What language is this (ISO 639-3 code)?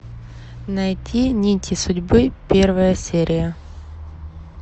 rus